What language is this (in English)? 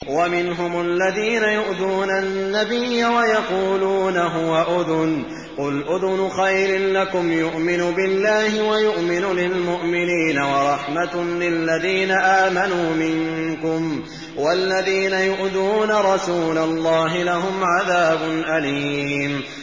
Arabic